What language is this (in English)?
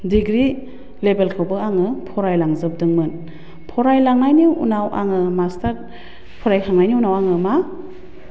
Bodo